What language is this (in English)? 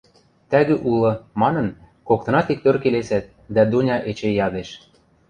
Western Mari